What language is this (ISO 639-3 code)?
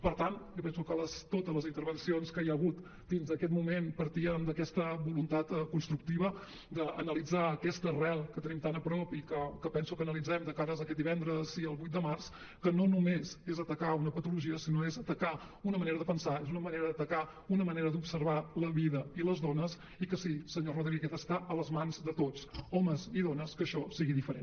cat